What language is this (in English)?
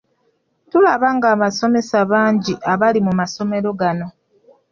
Ganda